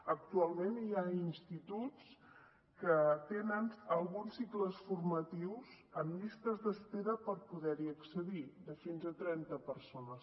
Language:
Catalan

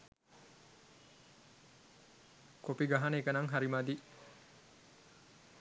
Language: Sinhala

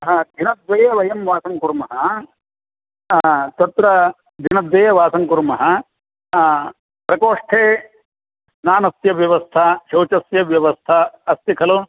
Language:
Sanskrit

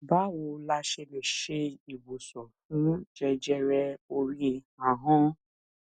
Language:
Yoruba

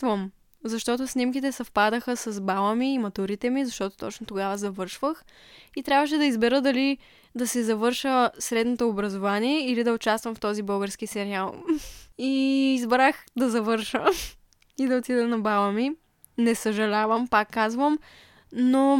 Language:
Bulgarian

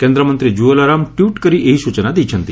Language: Odia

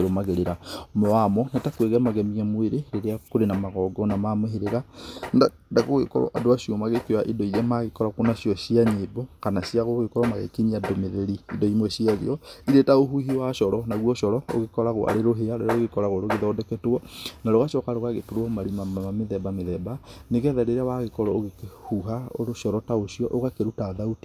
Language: Kikuyu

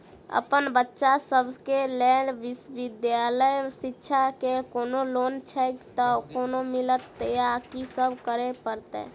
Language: Maithili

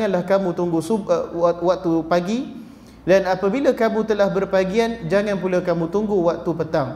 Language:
Malay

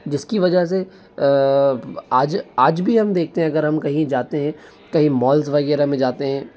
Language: Hindi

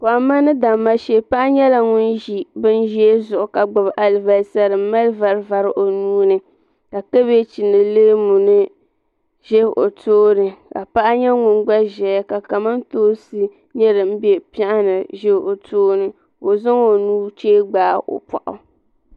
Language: Dagbani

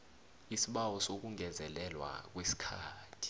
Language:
South Ndebele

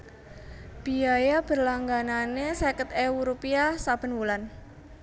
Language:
Javanese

